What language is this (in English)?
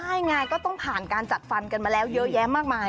Thai